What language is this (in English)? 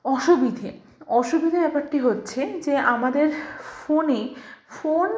Bangla